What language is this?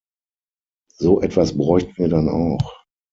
German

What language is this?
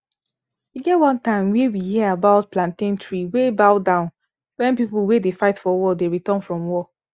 Nigerian Pidgin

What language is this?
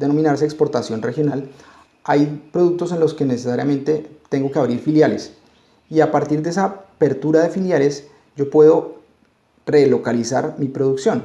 Spanish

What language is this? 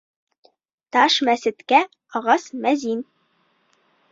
Bashkir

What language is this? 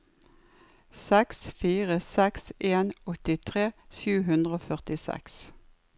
Norwegian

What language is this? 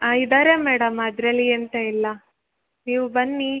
Kannada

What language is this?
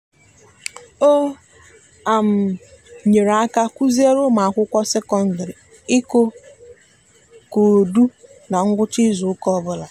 Igbo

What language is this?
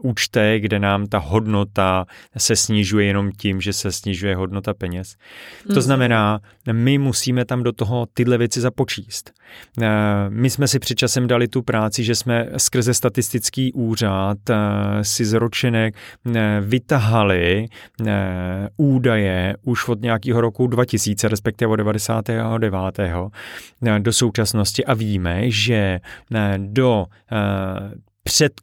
Czech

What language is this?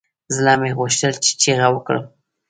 Pashto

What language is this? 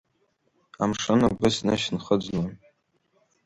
Abkhazian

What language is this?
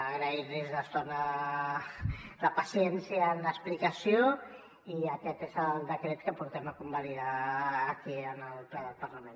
Catalan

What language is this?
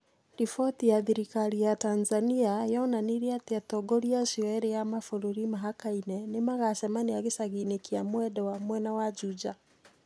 Kikuyu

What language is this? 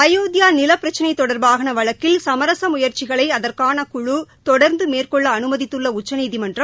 Tamil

